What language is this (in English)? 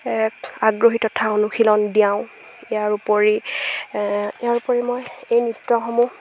Assamese